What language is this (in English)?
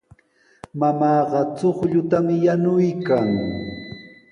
Sihuas Ancash Quechua